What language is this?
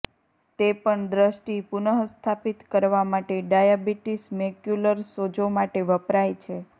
Gujarati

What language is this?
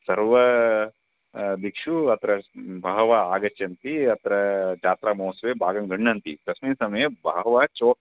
Sanskrit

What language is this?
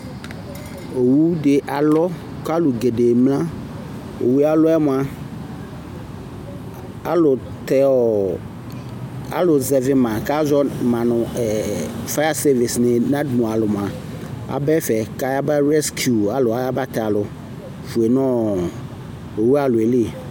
Ikposo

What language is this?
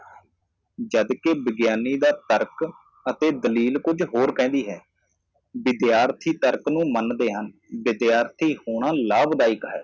Punjabi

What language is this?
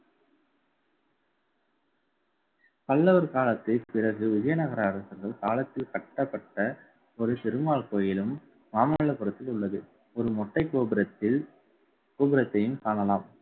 Tamil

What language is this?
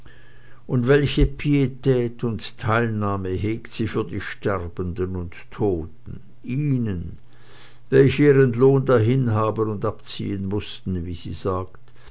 German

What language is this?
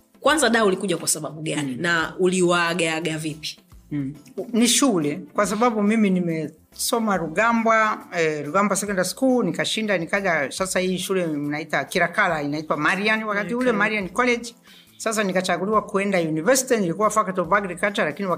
Swahili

